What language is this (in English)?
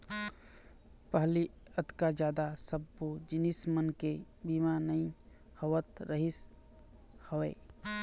Chhattisgarhi